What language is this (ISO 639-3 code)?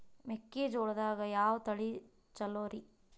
kan